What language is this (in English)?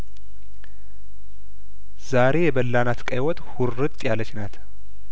Amharic